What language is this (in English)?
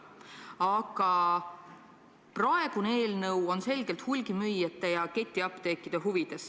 Estonian